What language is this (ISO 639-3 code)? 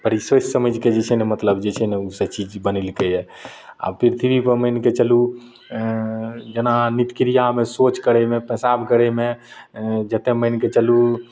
mai